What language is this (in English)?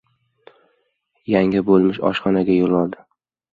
Uzbek